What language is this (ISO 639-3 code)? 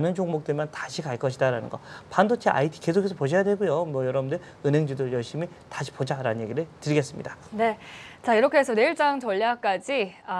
kor